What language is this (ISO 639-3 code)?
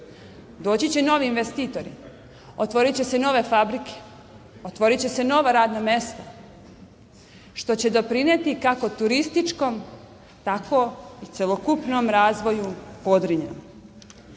srp